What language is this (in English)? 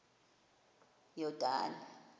Xhosa